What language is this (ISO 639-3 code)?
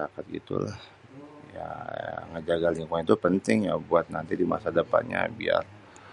bew